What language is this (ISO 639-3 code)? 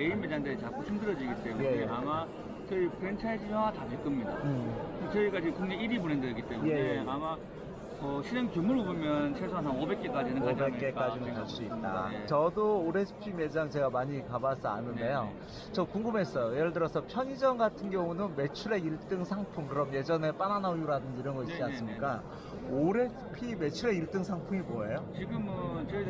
kor